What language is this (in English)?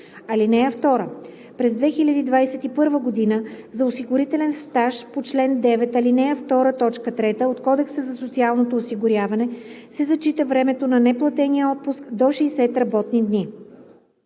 Bulgarian